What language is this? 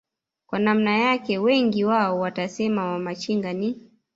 Swahili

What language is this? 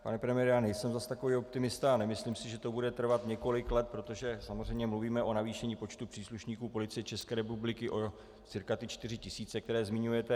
Czech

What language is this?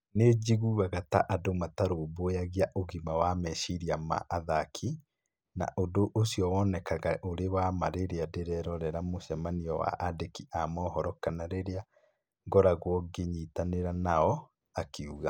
Kikuyu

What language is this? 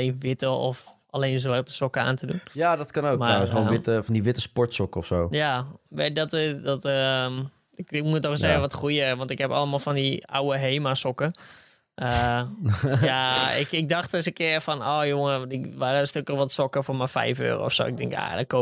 Dutch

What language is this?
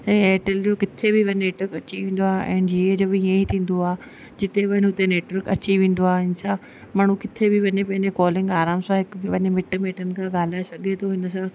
Sindhi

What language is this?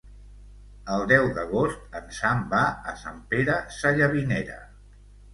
Catalan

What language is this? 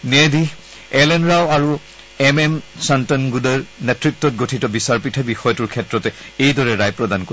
Assamese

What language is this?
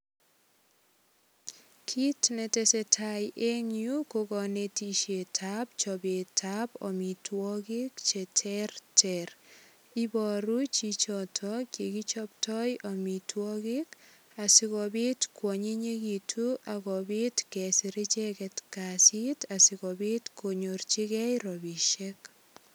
Kalenjin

